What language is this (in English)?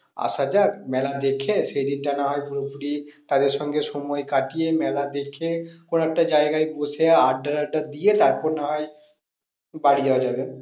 Bangla